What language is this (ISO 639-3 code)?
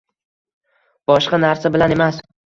uzb